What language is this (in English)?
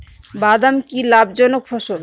Bangla